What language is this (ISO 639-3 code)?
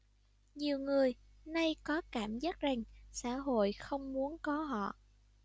vie